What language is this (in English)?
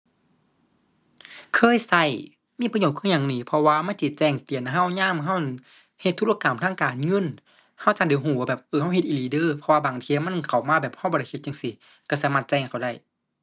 Thai